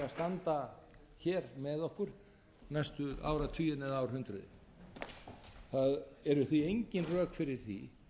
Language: Icelandic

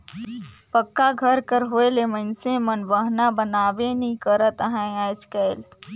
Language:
Chhattisgarhi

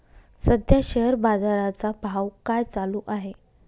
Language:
Marathi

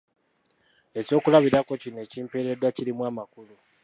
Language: Ganda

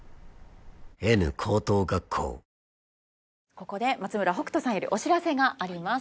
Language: Japanese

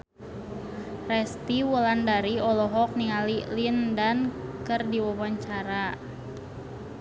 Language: Sundanese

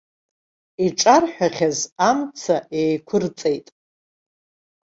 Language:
Abkhazian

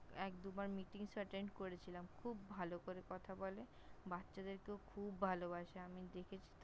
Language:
Bangla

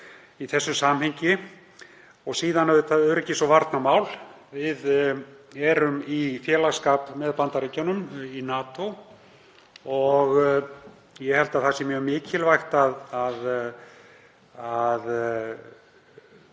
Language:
Icelandic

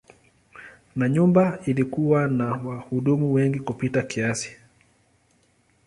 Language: Swahili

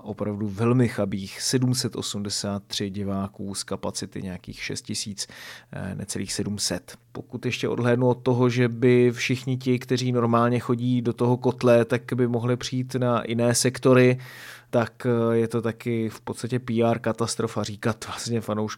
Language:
Czech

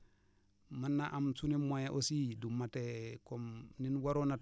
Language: Wolof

